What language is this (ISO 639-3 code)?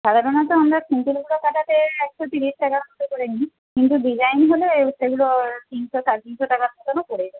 ben